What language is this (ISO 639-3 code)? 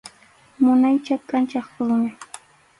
qxu